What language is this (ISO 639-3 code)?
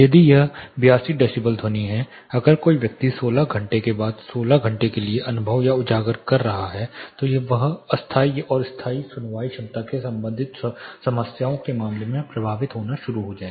hin